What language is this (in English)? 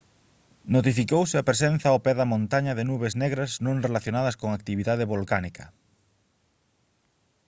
Galician